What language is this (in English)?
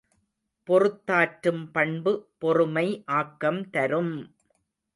Tamil